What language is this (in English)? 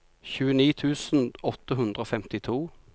Norwegian